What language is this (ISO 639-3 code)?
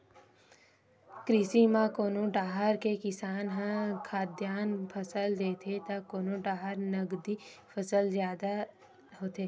hne